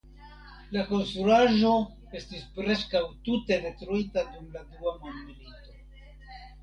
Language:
Esperanto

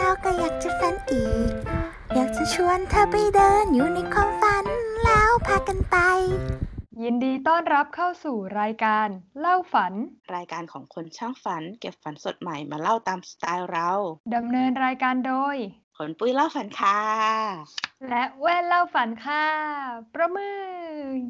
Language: Thai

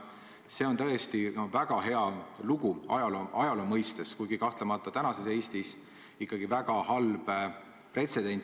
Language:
Estonian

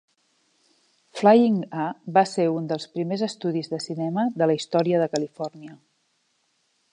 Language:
Catalan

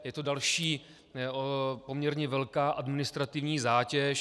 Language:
Czech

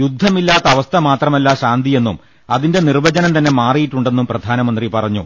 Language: Malayalam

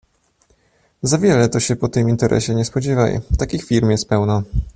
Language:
Polish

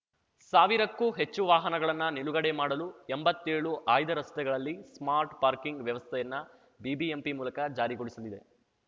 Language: Kannada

